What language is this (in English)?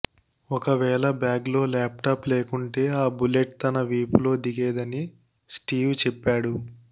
Telugu